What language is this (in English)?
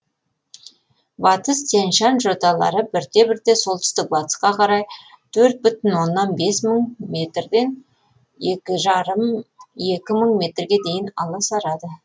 Kazakh